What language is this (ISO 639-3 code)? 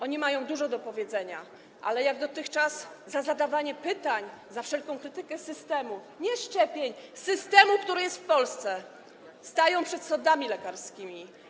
pol